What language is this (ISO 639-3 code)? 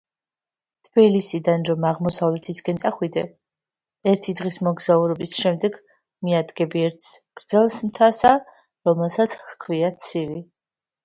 kat